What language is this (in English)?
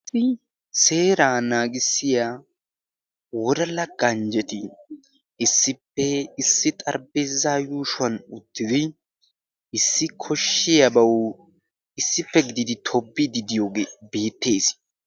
Wolaytta